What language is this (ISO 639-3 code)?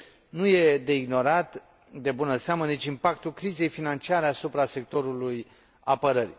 ron